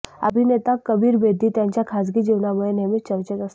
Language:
Marathi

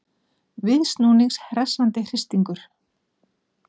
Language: Icelandic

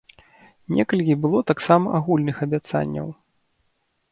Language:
Belarusian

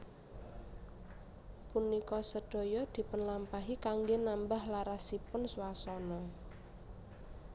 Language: Javanese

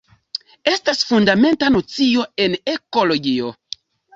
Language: Esperanto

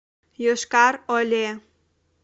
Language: Russian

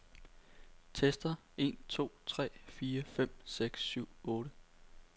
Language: Danish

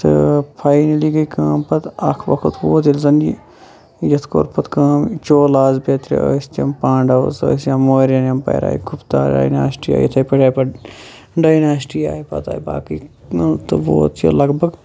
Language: Kashmiri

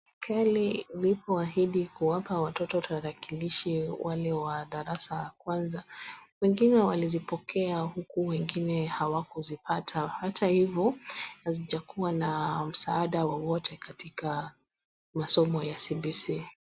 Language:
Swahili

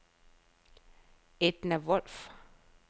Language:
Danish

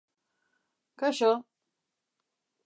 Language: Basque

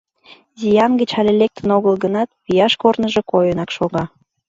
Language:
Mari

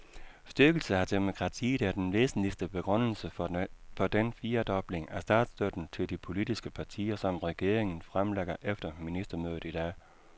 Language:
Danish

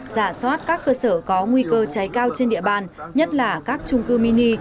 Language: Vietnamese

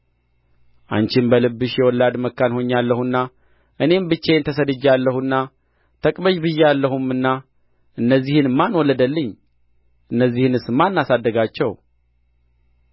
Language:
Amharic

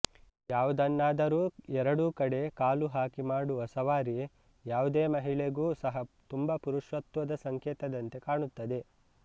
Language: Kannada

